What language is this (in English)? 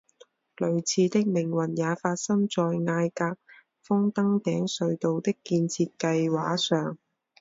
Chinese